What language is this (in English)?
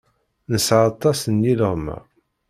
Kabyle